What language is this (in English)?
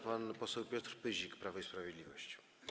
Polish